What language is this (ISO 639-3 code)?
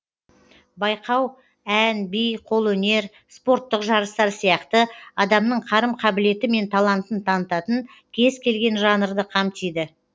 kaz